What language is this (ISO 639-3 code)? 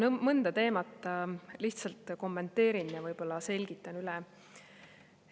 est